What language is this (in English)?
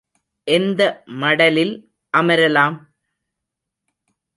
Tamil